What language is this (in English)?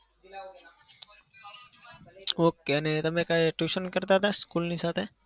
Gujarati